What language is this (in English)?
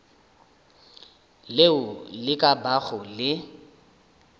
Northern Sotho